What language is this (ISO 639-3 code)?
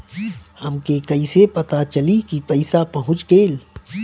bho